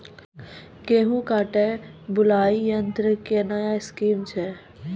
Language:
Maithili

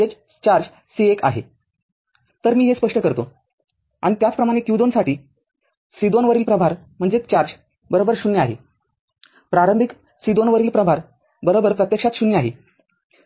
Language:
Marathi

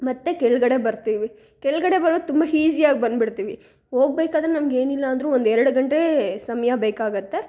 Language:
Kannada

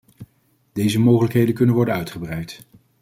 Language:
Dutch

